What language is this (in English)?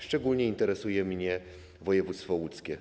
Polish